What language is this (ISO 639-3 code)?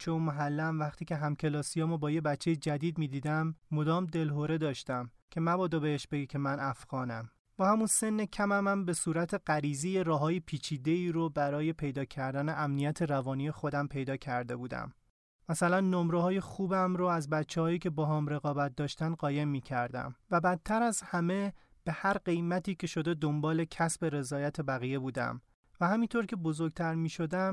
fas